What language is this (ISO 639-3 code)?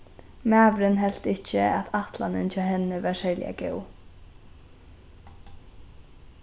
fao